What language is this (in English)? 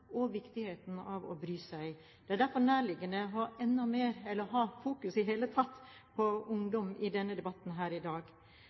Norwegian Bokmål